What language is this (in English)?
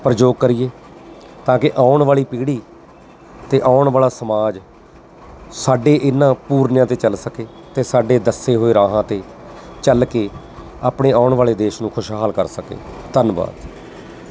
Punjabi